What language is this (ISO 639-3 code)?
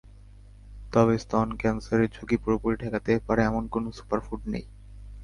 ben